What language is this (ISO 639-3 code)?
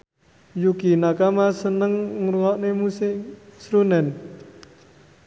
jav